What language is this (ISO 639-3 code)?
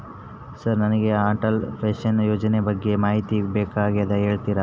kan